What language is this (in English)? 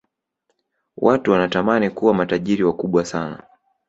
Swahili